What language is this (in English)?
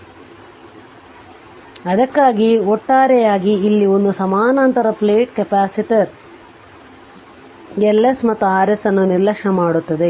Kannada